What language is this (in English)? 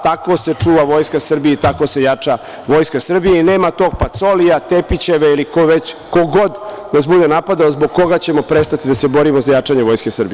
Serbian